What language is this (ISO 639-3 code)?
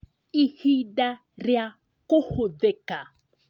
kik